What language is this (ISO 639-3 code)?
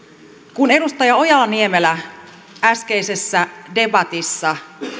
fin